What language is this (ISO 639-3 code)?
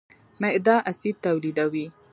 pus